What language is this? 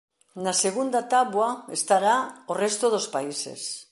Galician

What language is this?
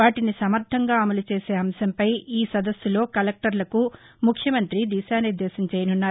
Telugu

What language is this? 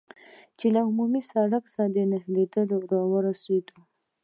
Pashto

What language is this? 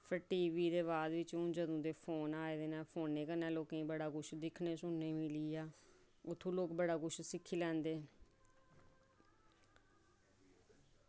Dogri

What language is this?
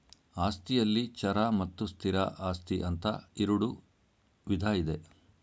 Kannada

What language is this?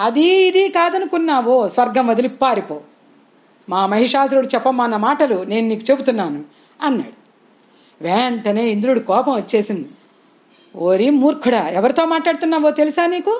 Telugu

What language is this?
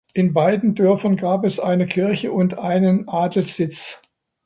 German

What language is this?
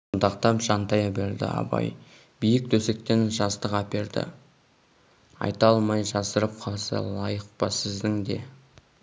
Kazakh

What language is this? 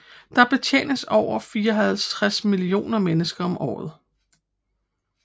Danish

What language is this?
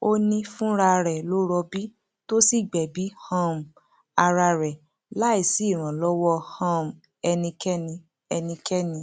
Yoruba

